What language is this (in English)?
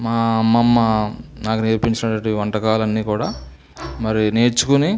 Telugu